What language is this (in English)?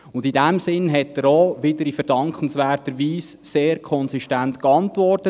Swiss German